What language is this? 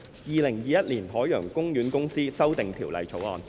Cantonese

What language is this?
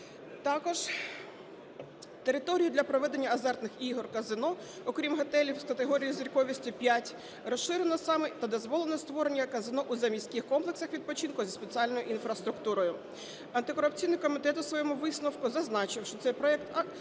Ukrainian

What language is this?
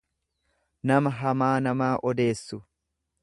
Oromo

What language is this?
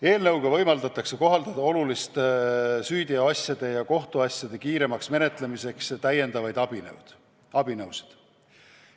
Estonian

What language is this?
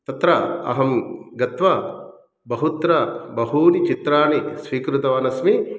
Sanskrit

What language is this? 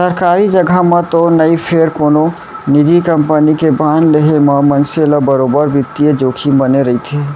Chhattisgarhi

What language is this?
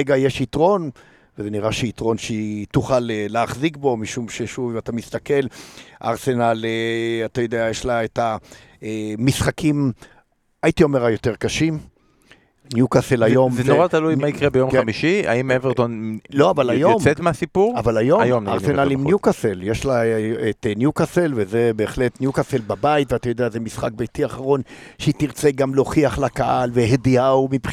Hebrew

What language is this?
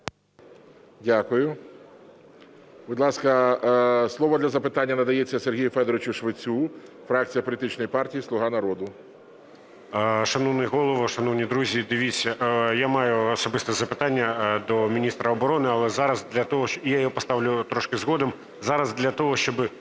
Ukrainian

